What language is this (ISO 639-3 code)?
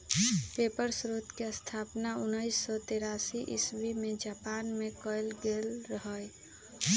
mag